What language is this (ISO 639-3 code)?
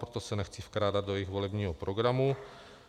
ces